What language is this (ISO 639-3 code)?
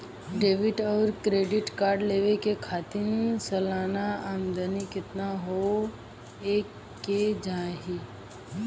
bho